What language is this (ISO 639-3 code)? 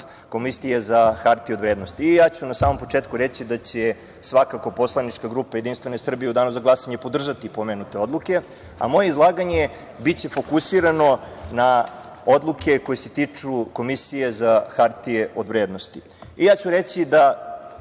srp